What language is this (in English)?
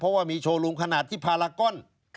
Thai